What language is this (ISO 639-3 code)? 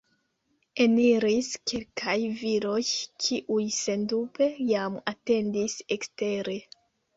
epo